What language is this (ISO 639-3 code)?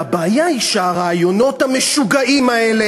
heb